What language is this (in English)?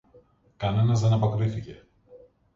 Greek